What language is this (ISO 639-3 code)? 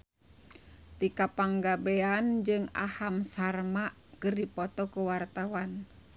sun